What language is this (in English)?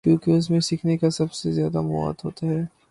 Urdu